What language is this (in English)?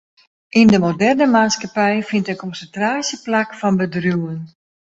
Western Frisian